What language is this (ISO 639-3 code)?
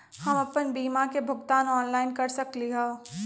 mag